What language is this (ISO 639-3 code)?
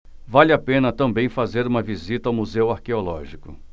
por